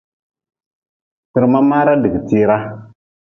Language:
Nawdm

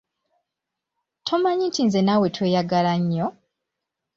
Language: Ganda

